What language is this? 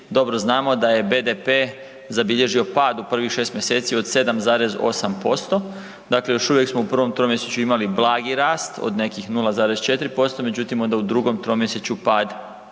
Croatian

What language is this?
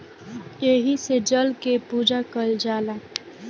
Bhojpuri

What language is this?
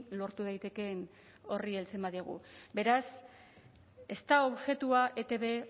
Basque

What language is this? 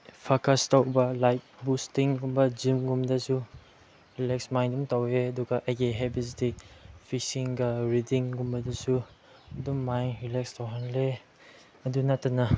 Manipuri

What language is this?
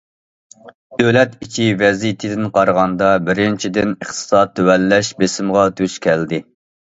Uyghur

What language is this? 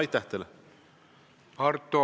Estonian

